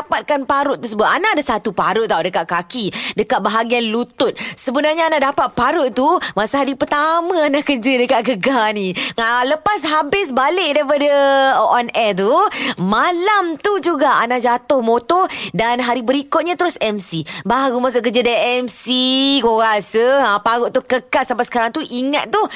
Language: Malay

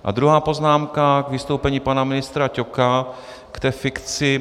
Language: Czech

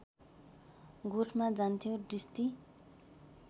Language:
Nepali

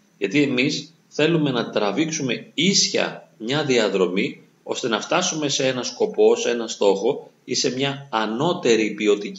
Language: Greek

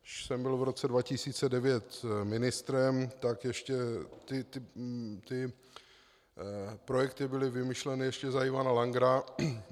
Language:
Czech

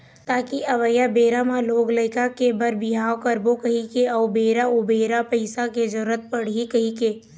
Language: Chhattisgarhi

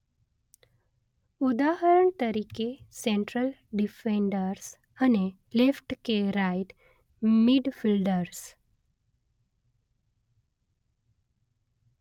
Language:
Gujarati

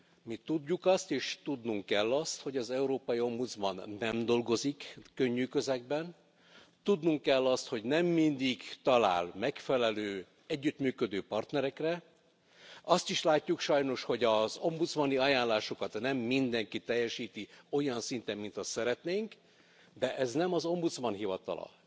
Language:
Hungarian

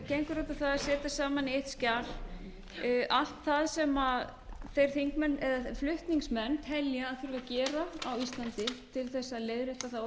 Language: Icelandic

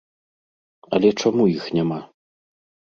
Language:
Belarusian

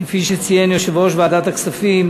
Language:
Hebrew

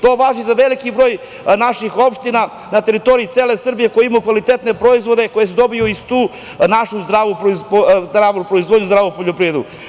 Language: Serbian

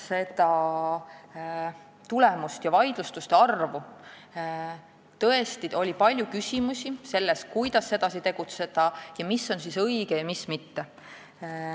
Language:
Estonian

